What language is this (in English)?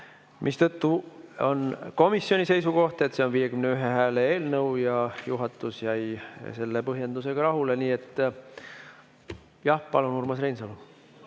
Estonian